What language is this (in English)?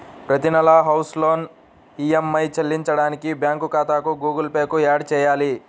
Telugu